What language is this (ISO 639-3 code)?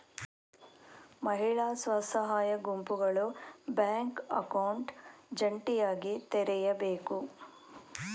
kan